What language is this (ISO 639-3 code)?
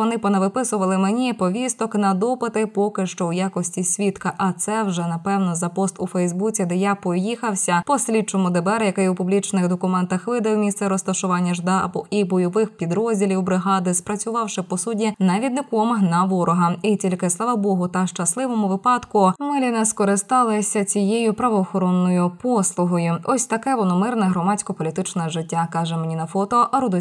ukr